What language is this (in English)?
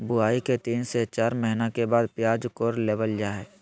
Magahi